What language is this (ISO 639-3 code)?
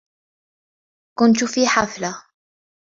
ara